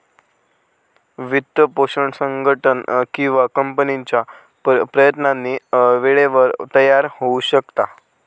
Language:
Marathi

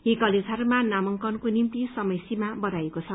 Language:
Nepali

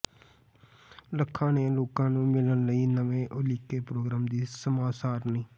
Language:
Punjabi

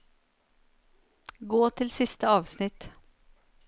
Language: Norwegian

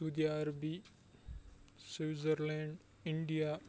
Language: Kashmiri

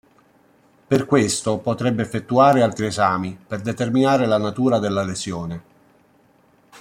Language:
Italian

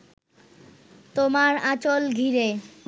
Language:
Bangla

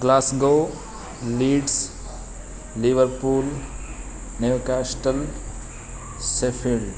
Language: Sanskrit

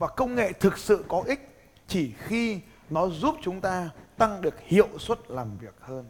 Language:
Vietnamese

